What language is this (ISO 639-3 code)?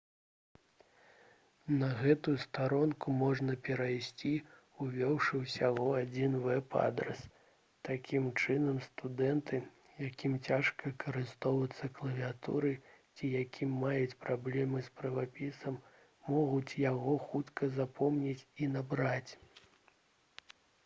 bel